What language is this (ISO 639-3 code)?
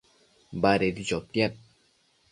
mcf